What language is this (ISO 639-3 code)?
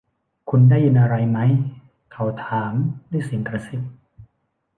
tha